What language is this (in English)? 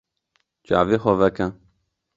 Kurdish